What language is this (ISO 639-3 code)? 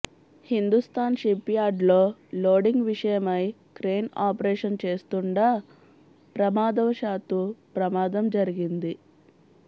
tel